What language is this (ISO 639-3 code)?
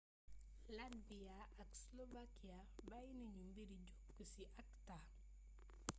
wol